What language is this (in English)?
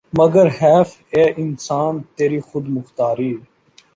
Urdu